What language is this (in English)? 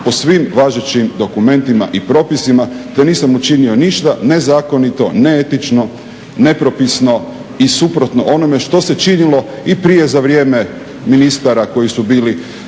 Croatian